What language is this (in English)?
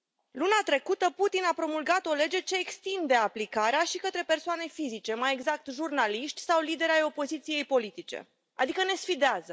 Romanian